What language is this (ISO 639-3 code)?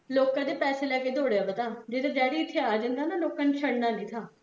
pan